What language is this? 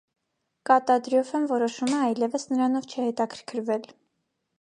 Armenian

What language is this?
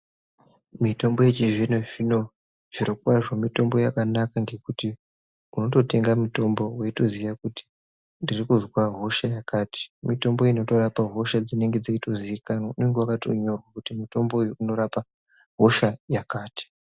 Ndau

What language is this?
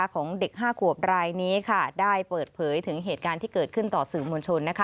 Thai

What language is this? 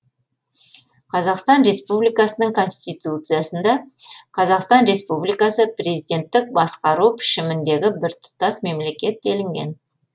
Kazakh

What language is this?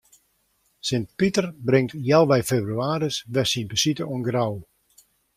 Western Frisian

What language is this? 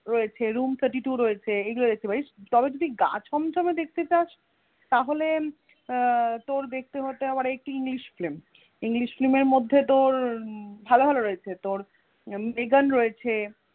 Bangla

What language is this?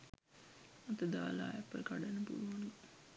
Sinhala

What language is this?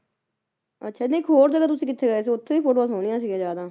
Punjabi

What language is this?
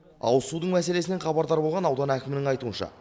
Kazakh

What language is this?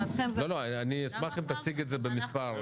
Hebrew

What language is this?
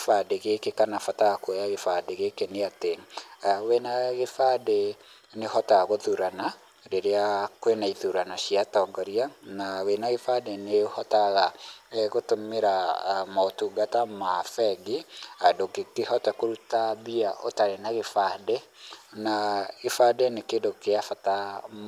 Kikuyu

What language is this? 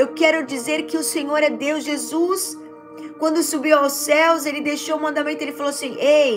Portuguese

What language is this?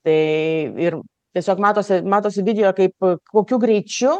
Lithuanian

